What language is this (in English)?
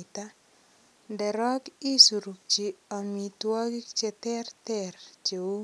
Kalenjin